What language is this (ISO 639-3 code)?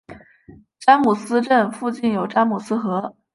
zho